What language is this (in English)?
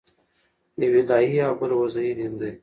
Pashto